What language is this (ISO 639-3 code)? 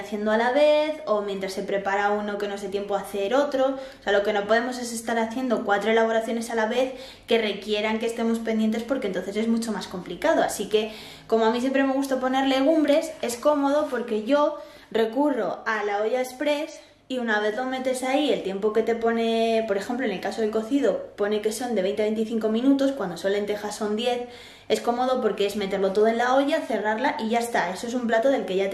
spa